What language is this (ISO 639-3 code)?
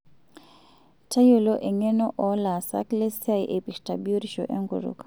mas